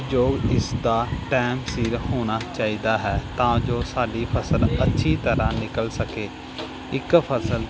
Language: Punjabi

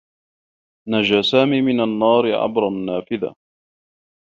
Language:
Arabic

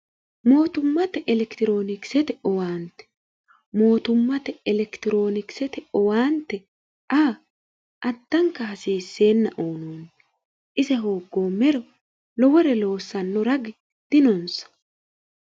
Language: Sidamo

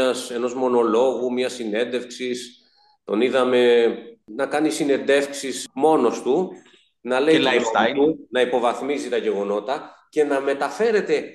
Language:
Greek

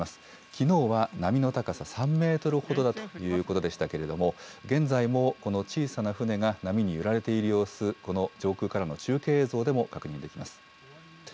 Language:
Japanese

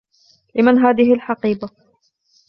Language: Arabic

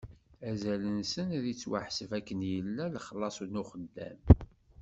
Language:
Kabyle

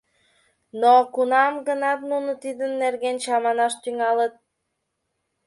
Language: Mari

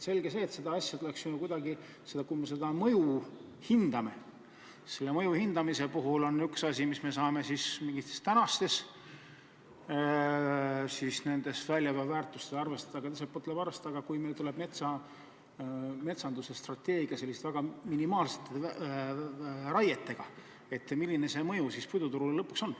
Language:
Estonian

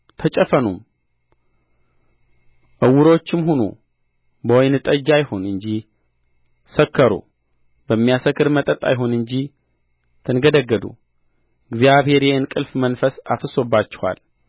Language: Amharic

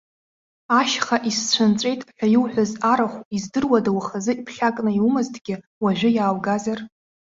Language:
Abkhazian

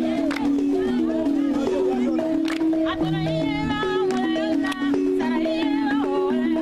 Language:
Indonesian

